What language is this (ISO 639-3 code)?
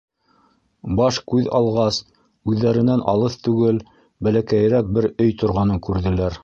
bak